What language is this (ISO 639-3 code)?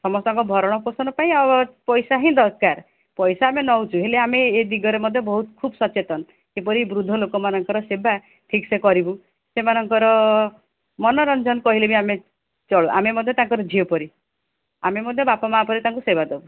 ori